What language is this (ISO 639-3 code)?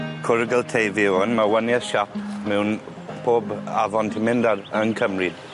cym